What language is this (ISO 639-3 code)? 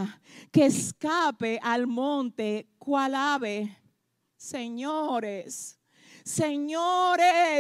spa